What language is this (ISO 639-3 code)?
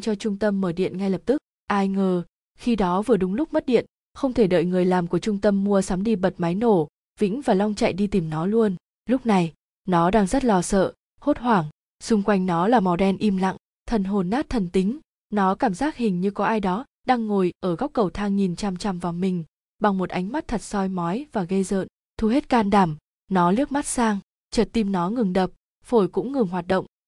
vie